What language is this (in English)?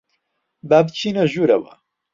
Central Kurdish